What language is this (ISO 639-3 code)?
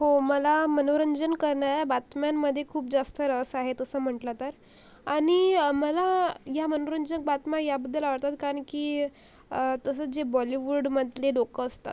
mar